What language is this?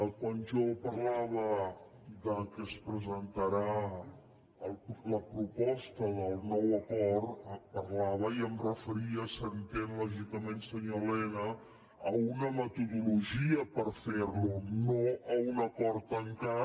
Catalan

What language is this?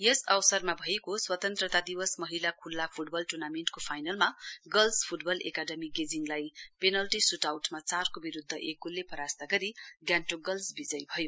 Nepali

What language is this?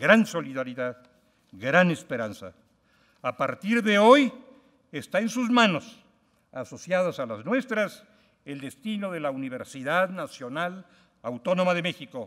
Spanish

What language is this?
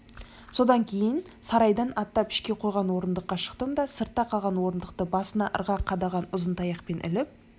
Kazakh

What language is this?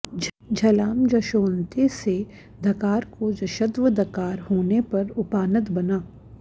Sanskrit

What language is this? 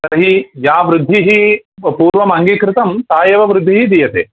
Sanskrit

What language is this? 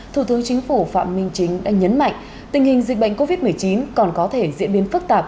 Vietnamese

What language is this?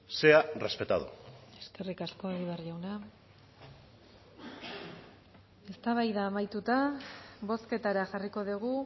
Basque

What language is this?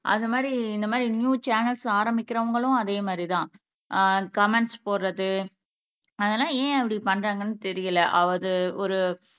Tamil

